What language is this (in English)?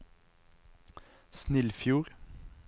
Norwegian